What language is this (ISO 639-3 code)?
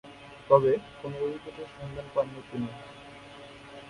ben